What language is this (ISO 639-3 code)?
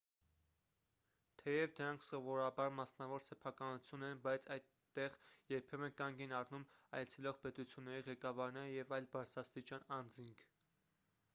hye